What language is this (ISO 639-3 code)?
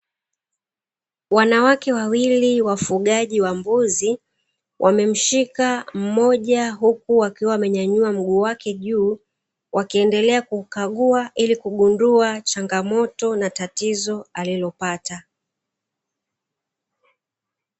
swa